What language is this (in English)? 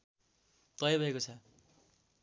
Nepali